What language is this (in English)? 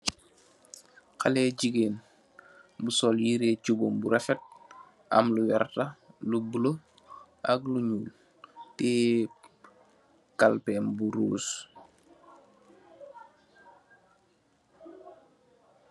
Wolof